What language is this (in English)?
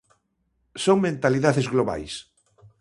Galician